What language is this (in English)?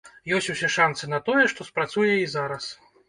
Belarusian